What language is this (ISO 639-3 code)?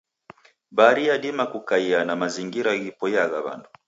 dav